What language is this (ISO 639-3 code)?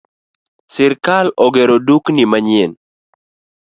luo